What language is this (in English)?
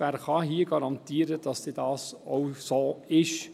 Swiss German